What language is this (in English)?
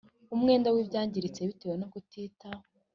Kinyarwanda